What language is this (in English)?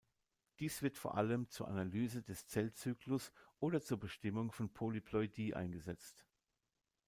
German